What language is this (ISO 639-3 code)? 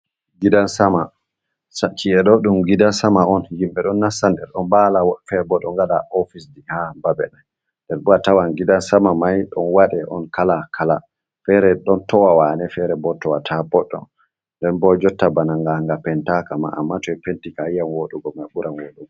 ful